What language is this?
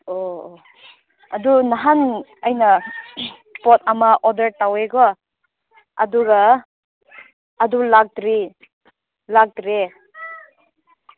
Manipuri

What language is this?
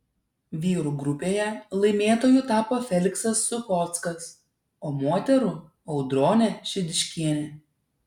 Lithuanian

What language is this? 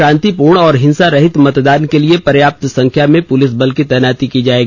Hindi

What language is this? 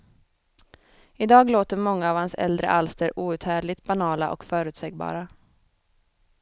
Swedish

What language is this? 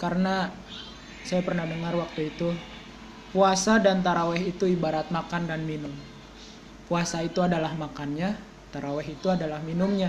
Indonesian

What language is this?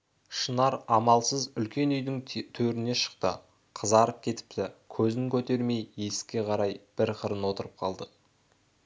Kazakh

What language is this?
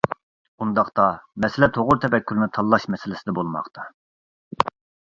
Uyghur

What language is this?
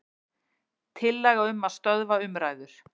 Icelandic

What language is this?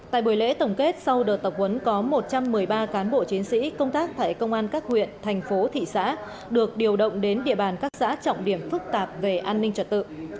Vietnamese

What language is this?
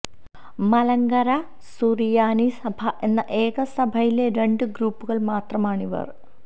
Malayalam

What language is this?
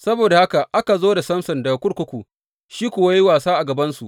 Hausa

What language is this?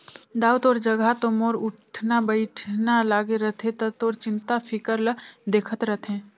Chhattisgarhi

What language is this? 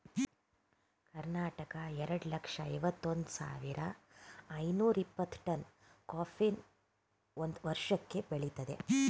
Kannada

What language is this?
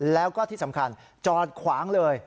Thai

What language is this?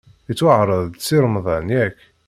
Kabyle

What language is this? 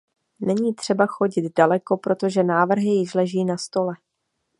Czech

